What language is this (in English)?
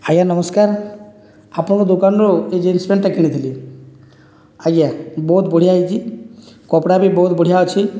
Odia